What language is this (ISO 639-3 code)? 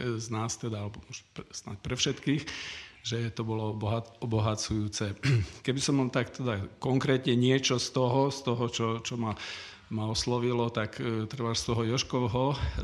slk